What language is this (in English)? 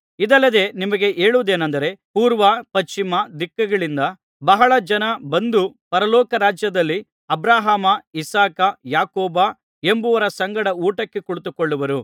Kannada